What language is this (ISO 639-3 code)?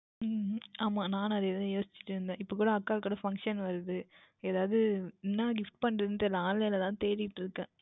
tam